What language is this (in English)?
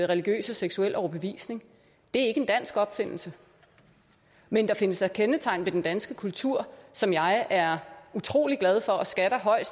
Danish